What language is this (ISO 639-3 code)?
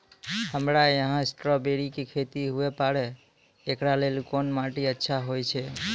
mai